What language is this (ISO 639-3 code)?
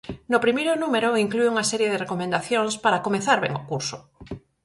glg